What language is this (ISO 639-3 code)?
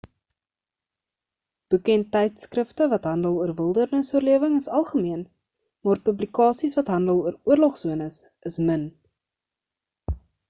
afr